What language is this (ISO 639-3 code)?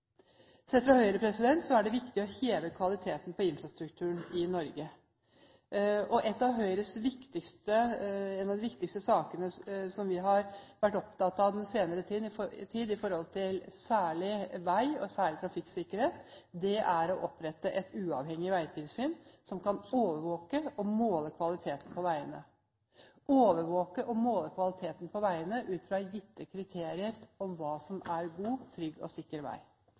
nob